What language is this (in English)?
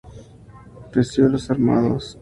Spanish